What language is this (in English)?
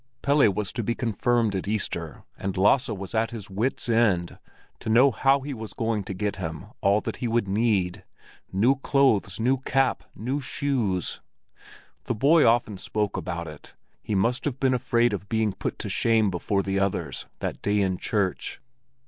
English